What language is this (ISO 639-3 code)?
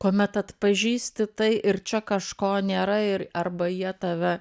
lit